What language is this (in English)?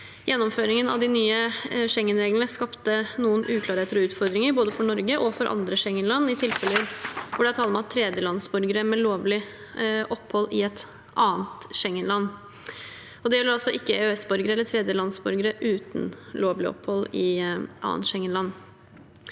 Norwegian